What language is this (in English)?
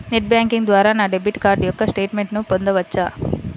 Telugu